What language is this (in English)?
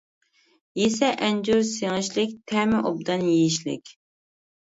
Uyghur